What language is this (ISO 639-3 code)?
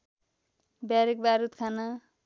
nep